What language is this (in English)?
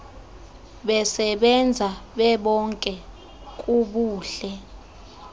Xhosa